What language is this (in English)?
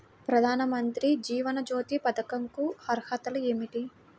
Telugu